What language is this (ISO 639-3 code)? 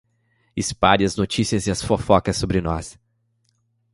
por